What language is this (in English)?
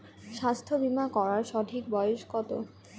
Bangla